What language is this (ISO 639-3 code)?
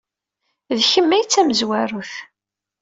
kab